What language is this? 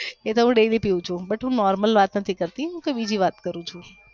Gujarati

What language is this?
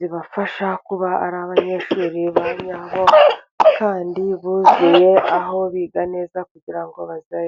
Kinyarwanda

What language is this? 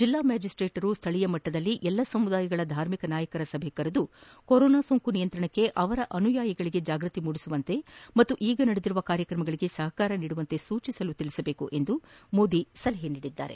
Kannada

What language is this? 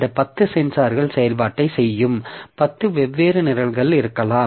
Tamil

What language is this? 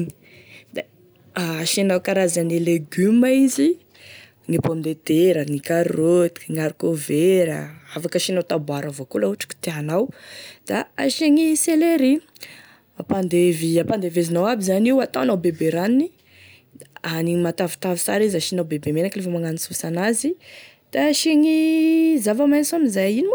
Tesaka Malagasy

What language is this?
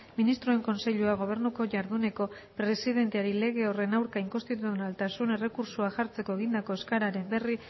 Basque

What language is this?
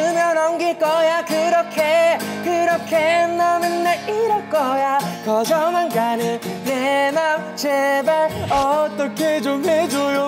Korean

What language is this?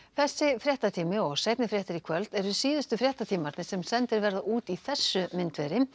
Icelandic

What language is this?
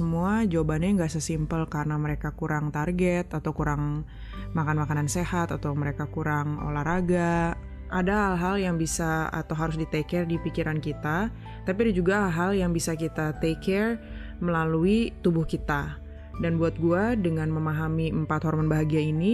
Indonesian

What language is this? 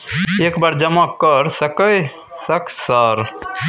Maithili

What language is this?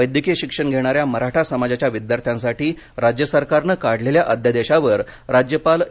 Marathi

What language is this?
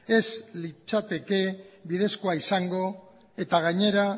Basque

